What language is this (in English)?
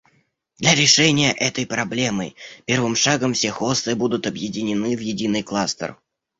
Russian